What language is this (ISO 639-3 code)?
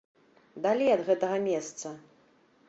bel